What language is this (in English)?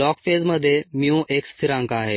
Marathi